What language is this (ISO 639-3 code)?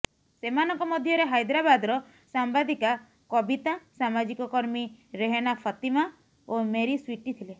ori